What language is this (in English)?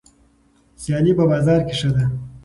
Pashto